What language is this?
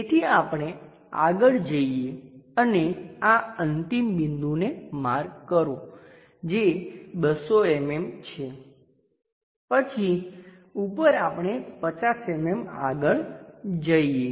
Gujarati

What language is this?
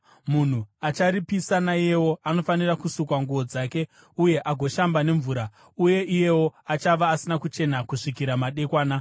Shona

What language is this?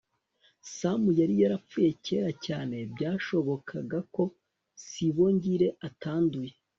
Kinyarwanda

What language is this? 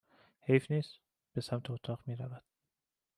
Persian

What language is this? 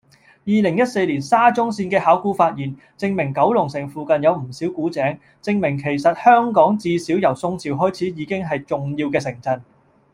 Cantonese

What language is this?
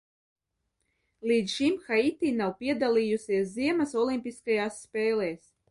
Latvian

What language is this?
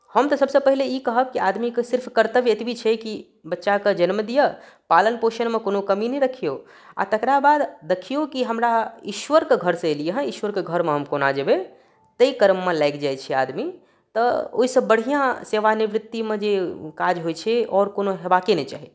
Maithili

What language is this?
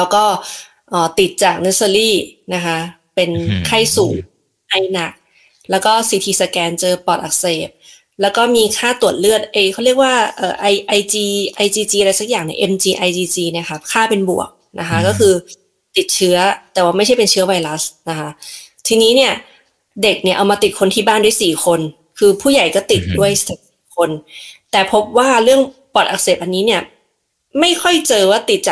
Thai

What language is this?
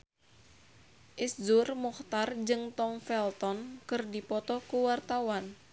Sundanese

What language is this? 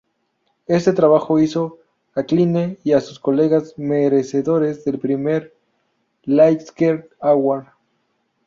Spanish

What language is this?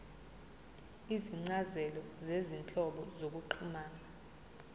Zulu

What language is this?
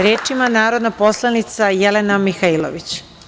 Serbian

